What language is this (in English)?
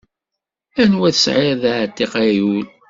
Kabyle